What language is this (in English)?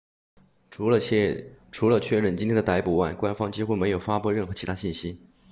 Chinese